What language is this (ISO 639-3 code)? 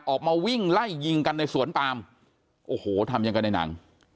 tha